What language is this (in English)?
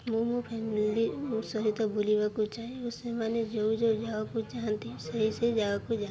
Odia